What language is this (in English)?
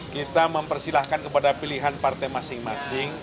Indonesian